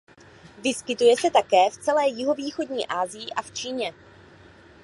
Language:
Czech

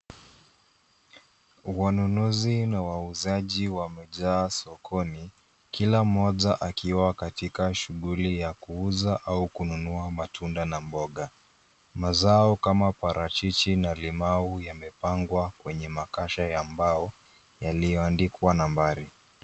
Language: Swahili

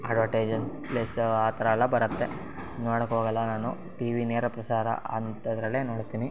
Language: Kannada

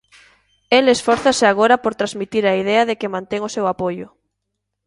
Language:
Galician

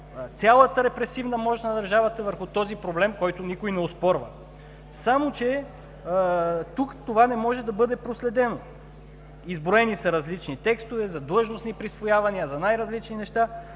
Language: Bulgarian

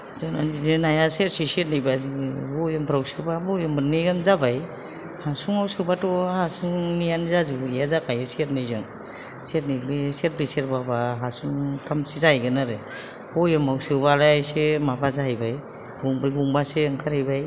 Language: Bodo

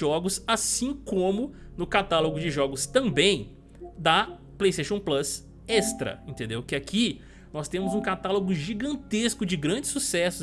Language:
Portuguese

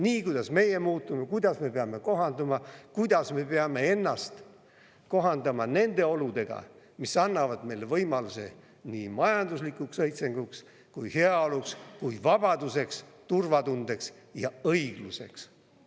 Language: Estonian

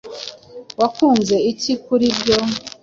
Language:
Kinyarwanda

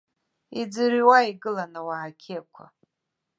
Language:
Abkhazian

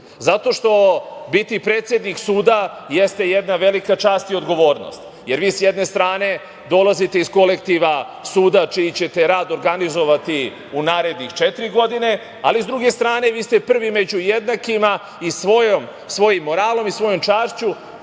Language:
Serbian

